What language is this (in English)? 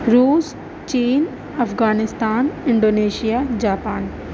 Urdu